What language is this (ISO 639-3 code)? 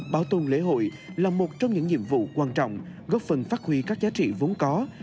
vie